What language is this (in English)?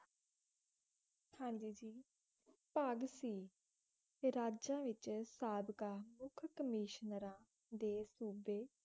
Punjabi